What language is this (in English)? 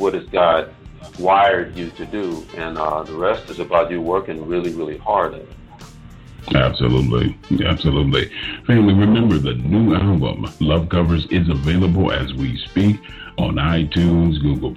English